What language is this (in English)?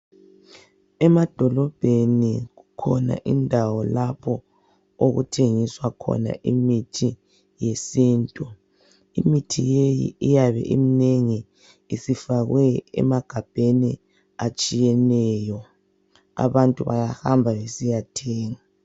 North Ndebele